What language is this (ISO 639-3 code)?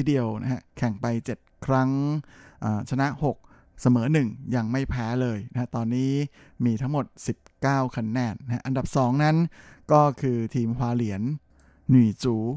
tha